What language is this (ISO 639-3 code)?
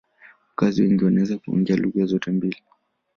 swa